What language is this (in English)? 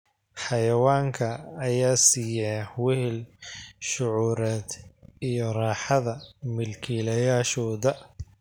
Somali